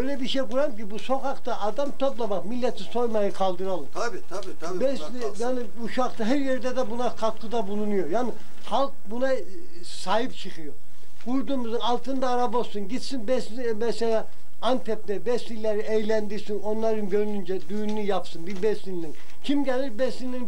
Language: Turkish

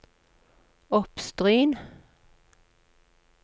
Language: Norwegian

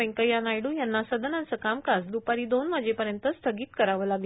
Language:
Marathi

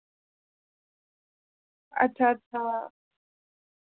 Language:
Dogri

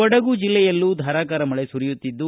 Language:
Kannada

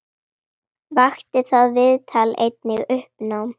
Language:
Icelandic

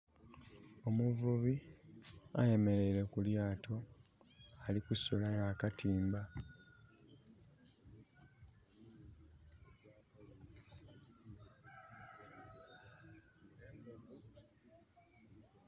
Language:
Soga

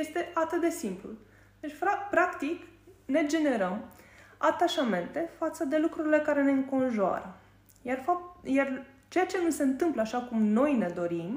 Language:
Romanian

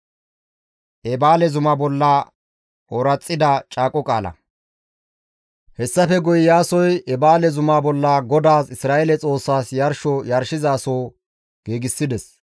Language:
Gamo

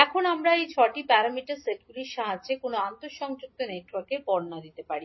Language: Bangla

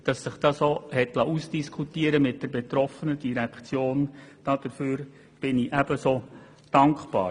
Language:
Swiss German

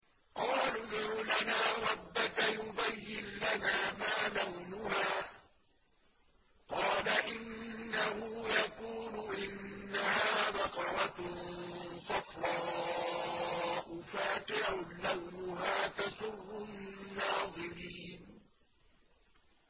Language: Arabic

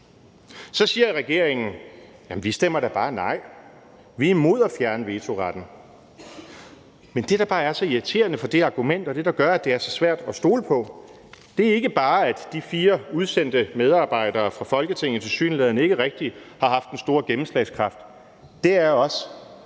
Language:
Danish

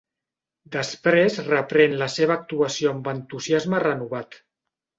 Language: Catalan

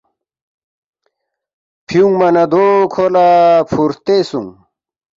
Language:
Balti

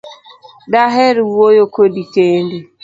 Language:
Luo (Kenya and Tanzania)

